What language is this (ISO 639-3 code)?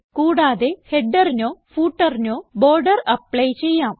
mal